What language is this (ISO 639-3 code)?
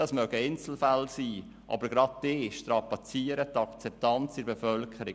gsw